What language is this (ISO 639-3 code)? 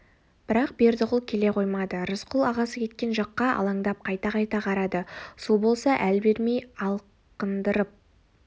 kaz